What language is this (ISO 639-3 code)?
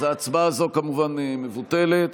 heb